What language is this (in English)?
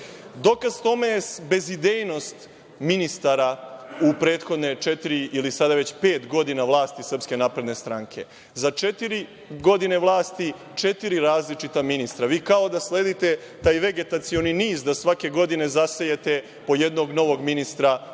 Serbian